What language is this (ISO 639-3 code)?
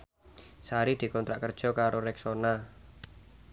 jav